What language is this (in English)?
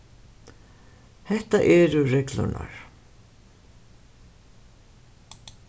Faroese